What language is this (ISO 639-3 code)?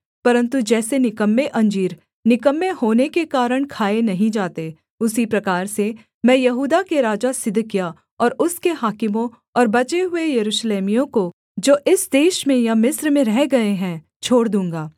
hin